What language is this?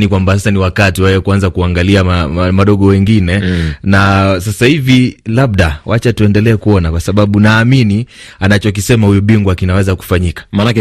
Swahili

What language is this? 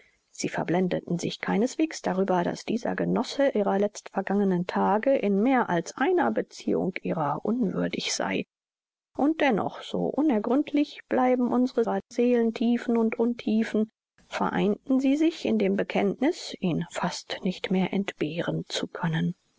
German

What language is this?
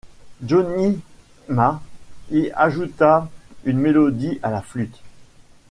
French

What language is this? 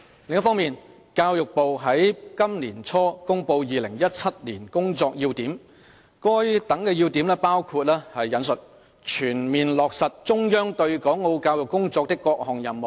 Cantonese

